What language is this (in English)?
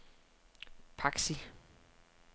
Danish